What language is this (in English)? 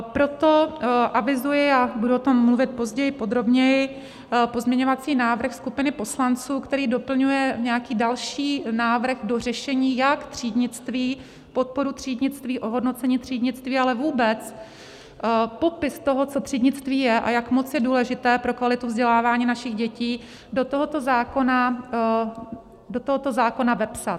Czech